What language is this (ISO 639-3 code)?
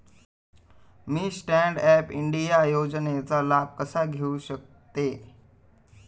mar